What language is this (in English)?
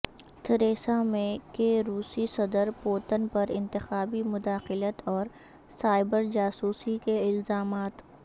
Urdu